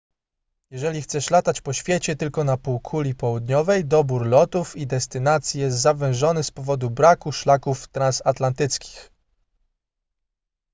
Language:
Polish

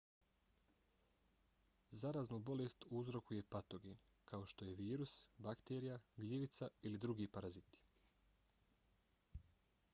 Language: Bosnian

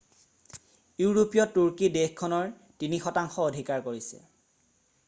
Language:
Assamese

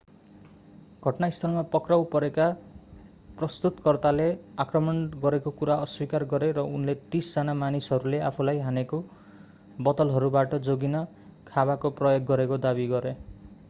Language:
Nepali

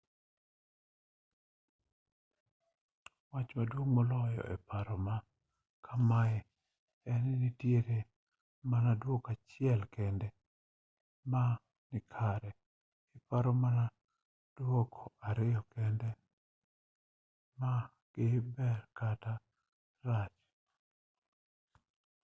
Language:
Luo (Kenya and Tanzania)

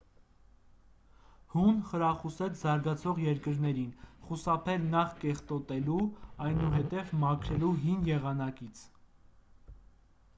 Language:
Armenian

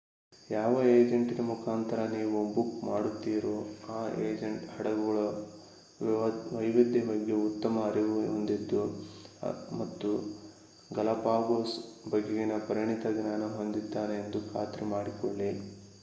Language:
Kannada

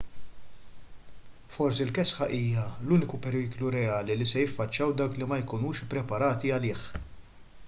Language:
Maltese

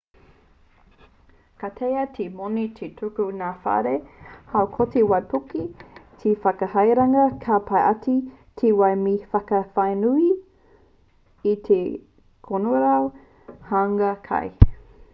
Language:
Māori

